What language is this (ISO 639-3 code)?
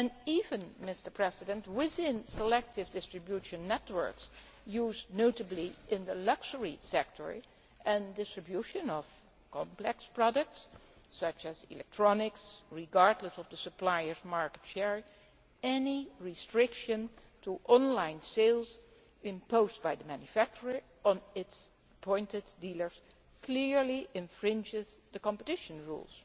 eng